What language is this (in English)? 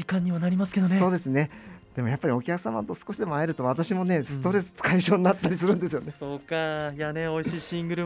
Japanese